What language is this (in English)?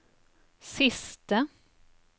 Norwegian